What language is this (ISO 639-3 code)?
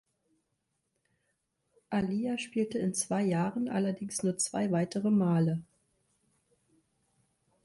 deu